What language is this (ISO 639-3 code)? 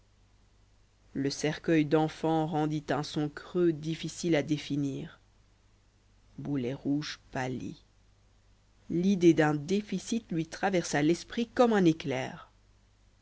fra